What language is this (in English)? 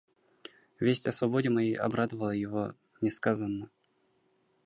Russian